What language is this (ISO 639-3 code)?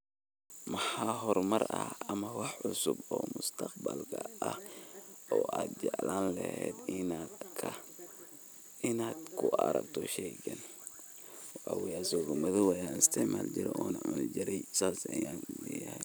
som